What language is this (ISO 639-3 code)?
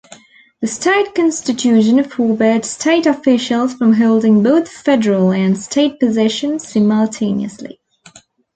eng